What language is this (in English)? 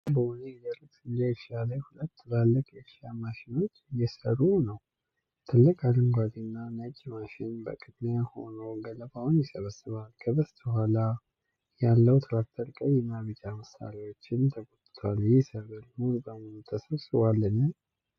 Amharic